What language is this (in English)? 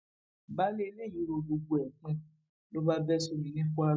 Yoruba